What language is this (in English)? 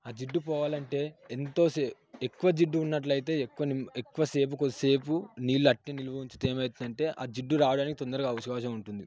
Telugu